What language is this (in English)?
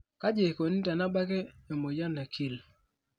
Masai